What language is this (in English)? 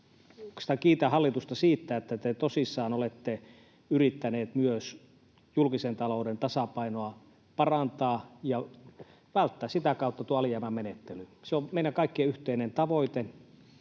Finnish